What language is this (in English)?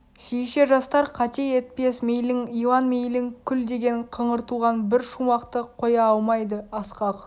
Kazakh